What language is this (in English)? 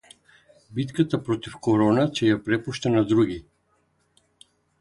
Macedonian